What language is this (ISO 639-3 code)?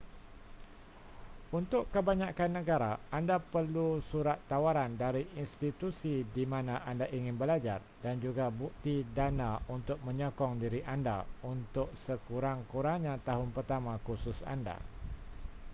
msa